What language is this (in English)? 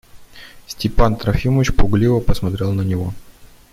Russian